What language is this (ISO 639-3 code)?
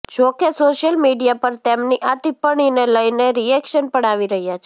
guj